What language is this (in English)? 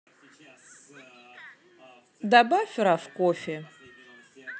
Russian